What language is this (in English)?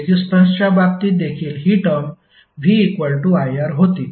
Marathi